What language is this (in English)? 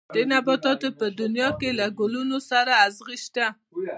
Pashto